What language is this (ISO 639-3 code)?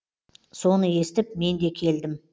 kaz